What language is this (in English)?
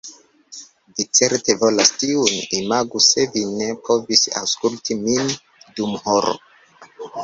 Esperanto